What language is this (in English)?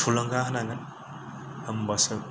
Bodo